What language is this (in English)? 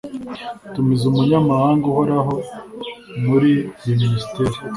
Kinyarwanda